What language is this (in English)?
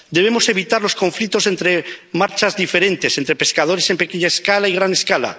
Spanish